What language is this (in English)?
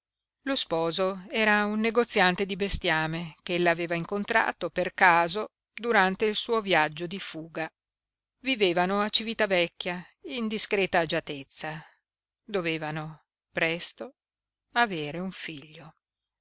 Italian